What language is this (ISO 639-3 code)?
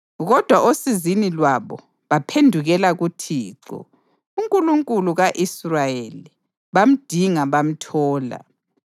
nde